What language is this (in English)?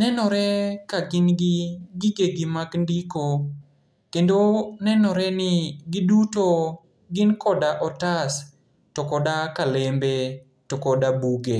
Luo (Kenya and Tanzania)